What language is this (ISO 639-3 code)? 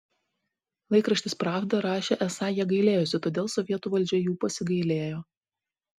lit